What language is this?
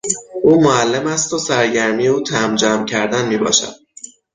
Persian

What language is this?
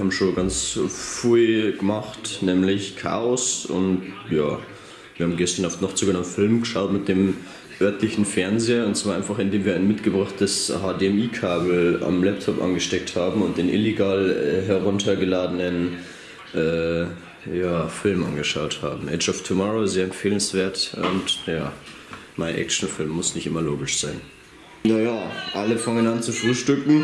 German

